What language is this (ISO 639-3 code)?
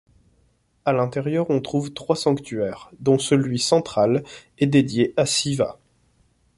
fra